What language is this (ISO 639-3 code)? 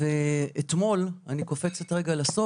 heb